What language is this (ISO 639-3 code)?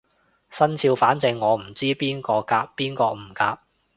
yue